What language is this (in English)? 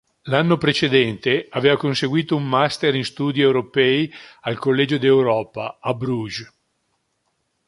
Italian